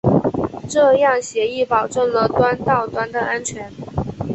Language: Chinese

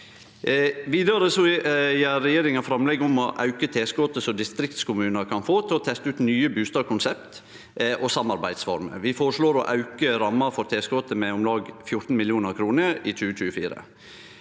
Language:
Norwegian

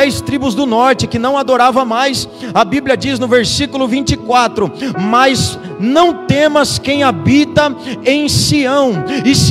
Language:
Portuguese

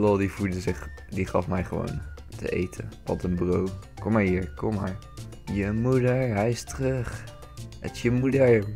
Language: Dutch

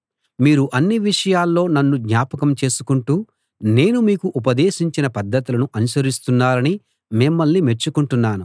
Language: Telugu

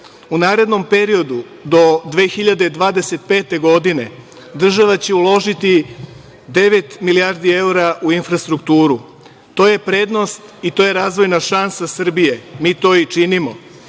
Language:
Serbian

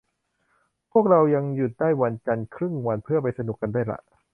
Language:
Thai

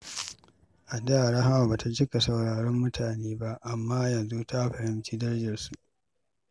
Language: Hausa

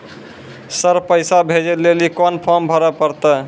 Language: Maithili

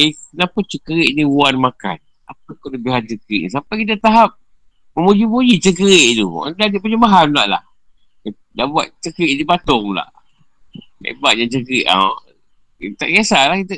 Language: Malay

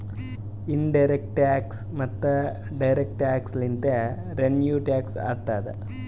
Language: Kannada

